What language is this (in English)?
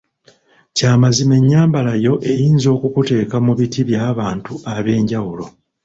Ganda